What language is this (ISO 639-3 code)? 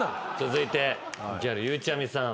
jpn